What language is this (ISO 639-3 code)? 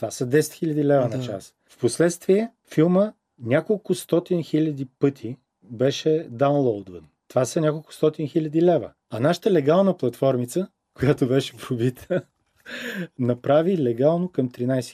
bul